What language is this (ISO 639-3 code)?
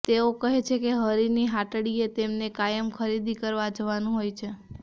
guj